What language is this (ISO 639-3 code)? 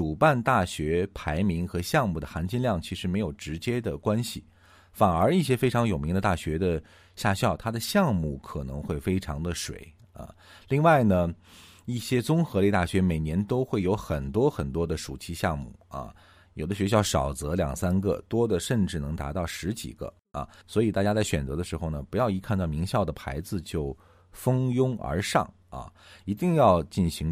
zho